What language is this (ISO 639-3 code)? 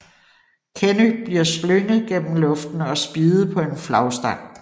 dan